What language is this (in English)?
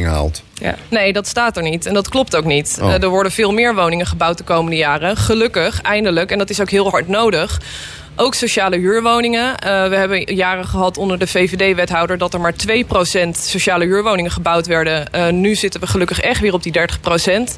Dutch